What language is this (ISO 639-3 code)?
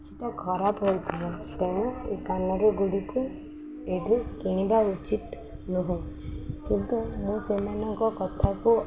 ori